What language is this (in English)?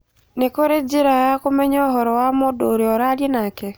Kikuyu